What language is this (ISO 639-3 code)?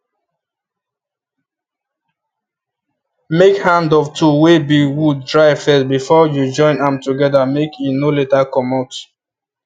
pcm